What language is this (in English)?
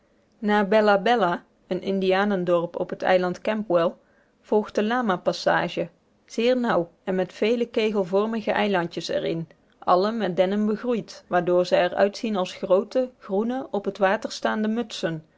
Dutch